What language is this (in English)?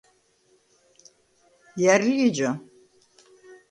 Svan